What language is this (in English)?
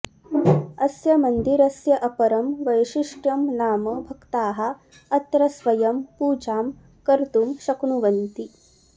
Sanskrit